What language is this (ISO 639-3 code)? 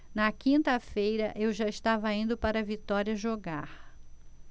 por